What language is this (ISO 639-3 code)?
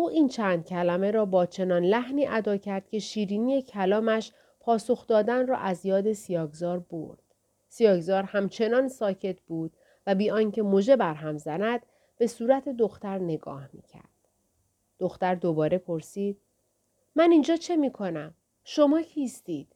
fas